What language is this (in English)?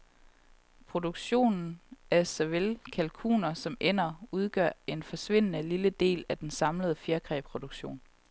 Danish